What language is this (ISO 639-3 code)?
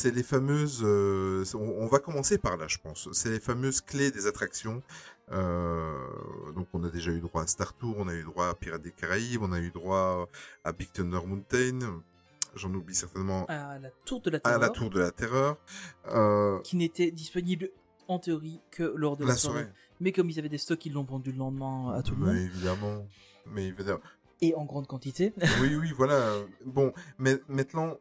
fra